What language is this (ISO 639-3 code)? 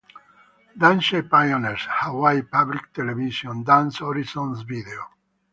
ita